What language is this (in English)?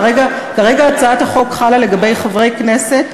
Hebrew